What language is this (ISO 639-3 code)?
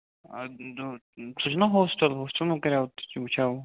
kas